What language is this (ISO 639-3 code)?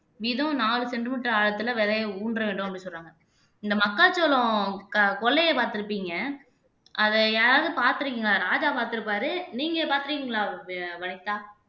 tam